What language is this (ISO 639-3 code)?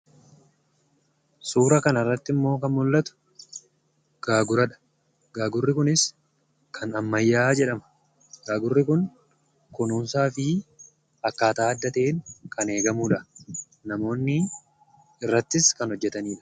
orm